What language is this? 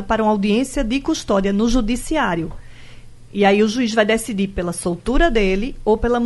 Portuguese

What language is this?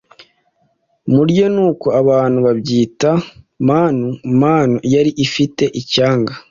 Kinyarwanda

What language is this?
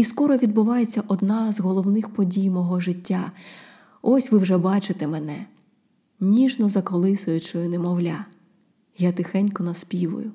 Ukrainian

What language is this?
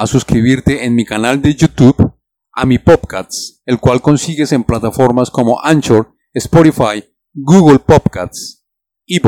Spanish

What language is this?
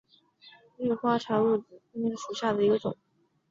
Chinese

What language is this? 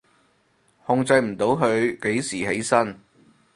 Cantonese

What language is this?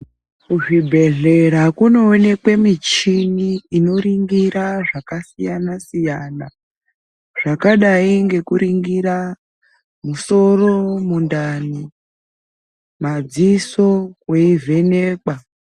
Ndau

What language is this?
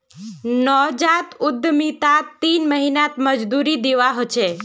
Magahi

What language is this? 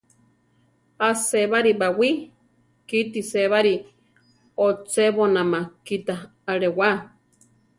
Central Tarahumara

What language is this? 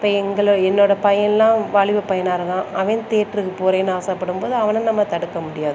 Tamil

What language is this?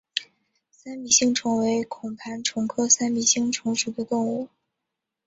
Chinese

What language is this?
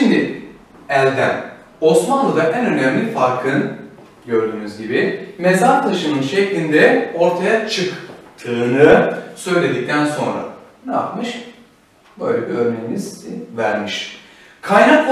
Turkish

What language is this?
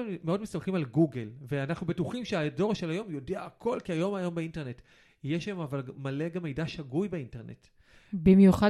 Hebrew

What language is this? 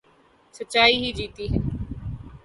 Urdu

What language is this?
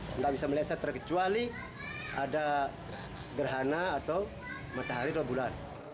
Indonesian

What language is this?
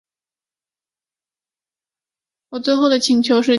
Chinese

